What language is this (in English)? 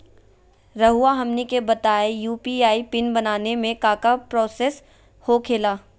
Magahi